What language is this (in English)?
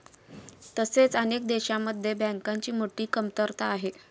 Marathi